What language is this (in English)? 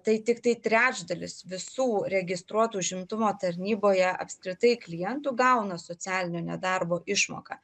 Lithuanian